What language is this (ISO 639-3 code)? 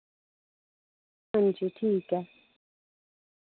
doi